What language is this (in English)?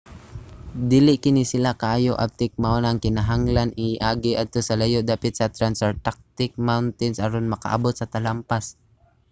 Cebuano